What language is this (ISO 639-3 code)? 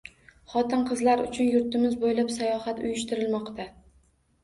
uzb